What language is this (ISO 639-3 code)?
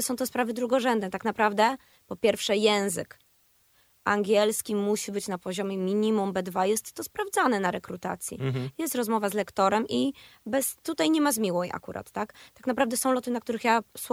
pol